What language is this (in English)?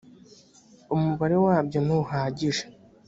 Kinyarwanda